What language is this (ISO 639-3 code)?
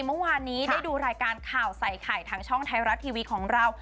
tha